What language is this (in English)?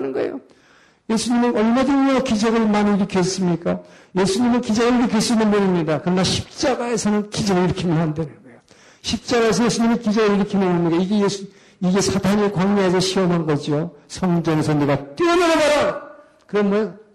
Korean